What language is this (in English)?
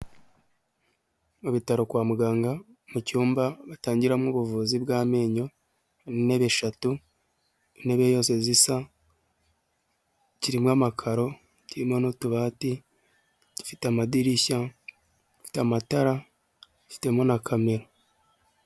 Kinyarwanda